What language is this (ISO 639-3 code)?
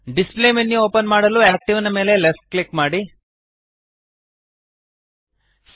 kan